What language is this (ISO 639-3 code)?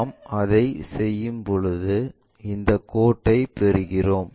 tam